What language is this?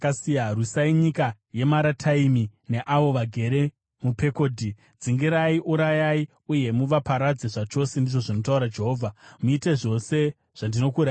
Shona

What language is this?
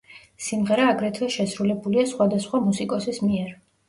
Georgian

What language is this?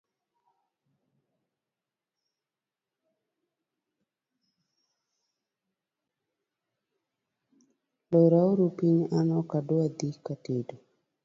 Luo (Kenya and Tanzania)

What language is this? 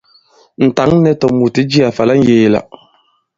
Bankon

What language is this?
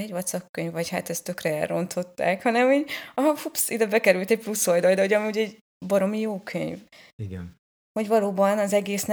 Hungarian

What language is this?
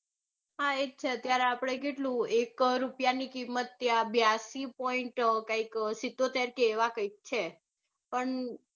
Gujarati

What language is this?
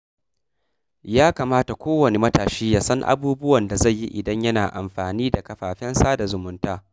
Hausa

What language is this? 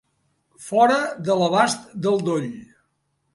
Catalan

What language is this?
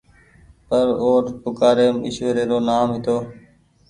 Goaria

